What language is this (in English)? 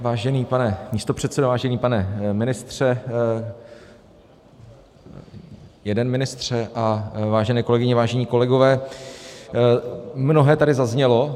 Czech